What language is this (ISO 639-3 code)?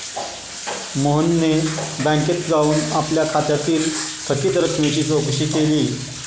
mar